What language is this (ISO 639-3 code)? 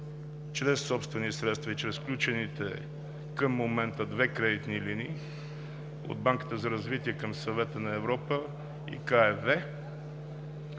bul